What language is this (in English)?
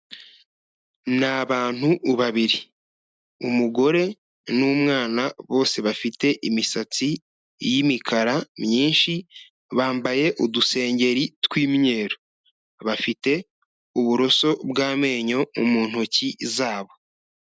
Kinyarwanda